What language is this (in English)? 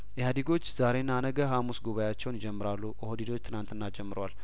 Amharic